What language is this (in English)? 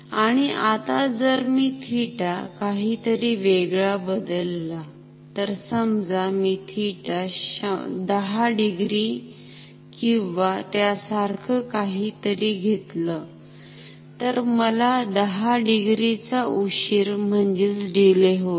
Marathi